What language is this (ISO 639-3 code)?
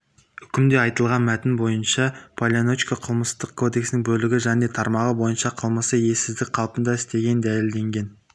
kaz